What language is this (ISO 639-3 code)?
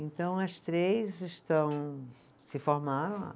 por